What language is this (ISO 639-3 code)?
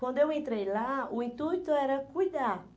por